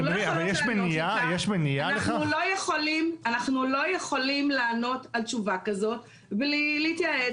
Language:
Hebrew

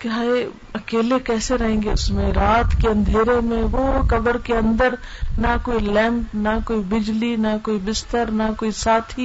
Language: Urdu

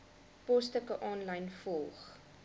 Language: Afrikaans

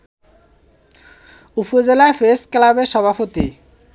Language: Bangla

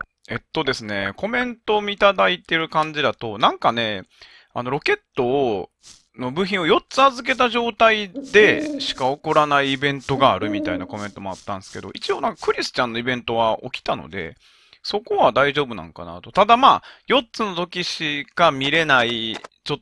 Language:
Japanese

